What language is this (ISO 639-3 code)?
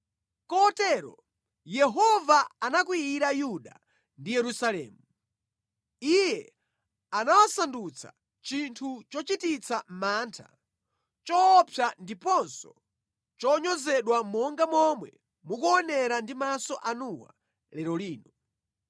nya